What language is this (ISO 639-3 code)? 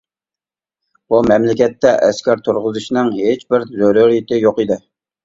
uig